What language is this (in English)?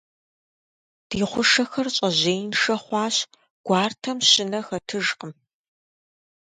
Kabardian